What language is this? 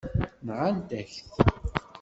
Kabyle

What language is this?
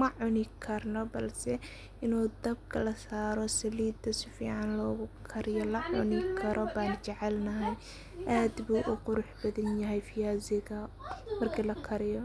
Somali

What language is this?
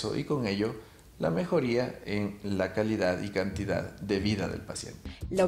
Spanish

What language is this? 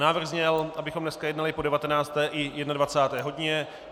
Czech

